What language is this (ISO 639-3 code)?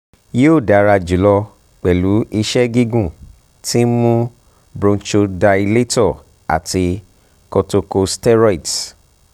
yor